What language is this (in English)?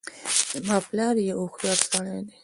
Pashto